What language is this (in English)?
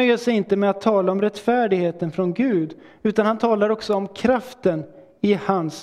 Swedish